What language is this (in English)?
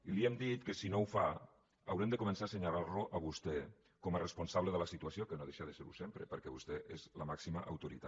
Catalan